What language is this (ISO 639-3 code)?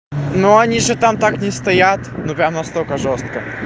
rus